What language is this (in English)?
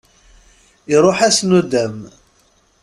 Kabyle